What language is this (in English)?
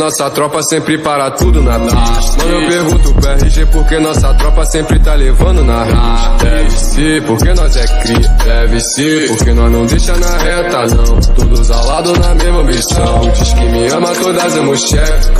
Romanian